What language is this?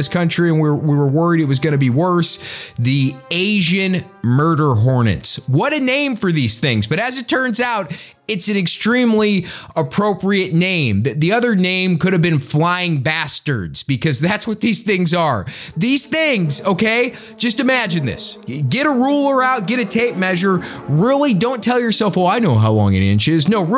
English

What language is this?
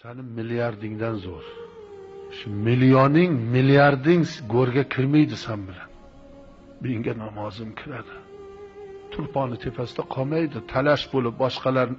Uzbek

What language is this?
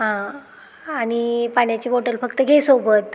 Marathi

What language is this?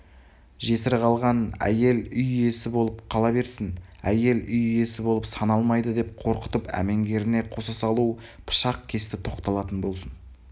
Kazakh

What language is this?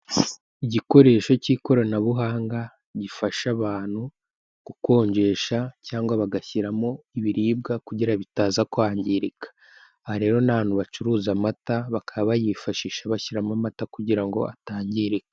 Kinyarwanda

